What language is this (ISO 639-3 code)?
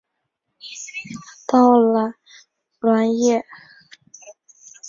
zho